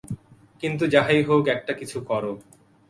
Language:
Bangla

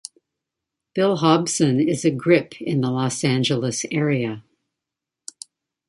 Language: English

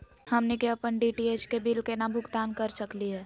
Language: Magahi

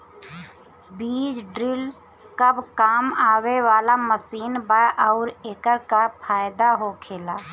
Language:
Bhojpuri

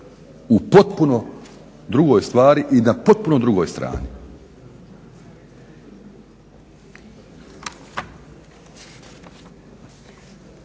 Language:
Croatian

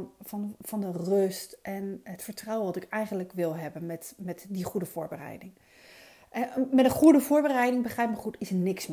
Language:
Dutch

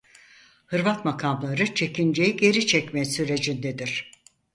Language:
Turkish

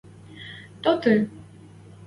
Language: Western Mari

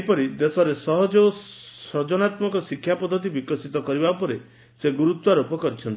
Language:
Odia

